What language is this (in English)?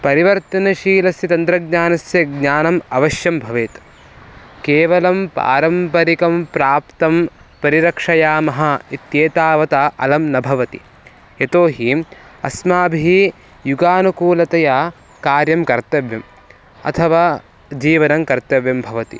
Sanskrit